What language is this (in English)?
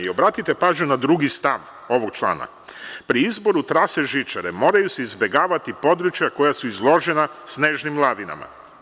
Serbian